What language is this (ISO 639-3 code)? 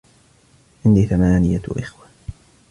ara